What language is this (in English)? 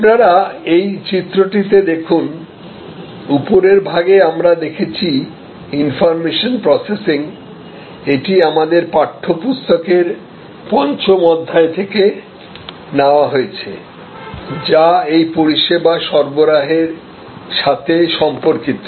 Bangla